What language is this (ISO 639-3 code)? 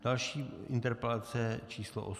ces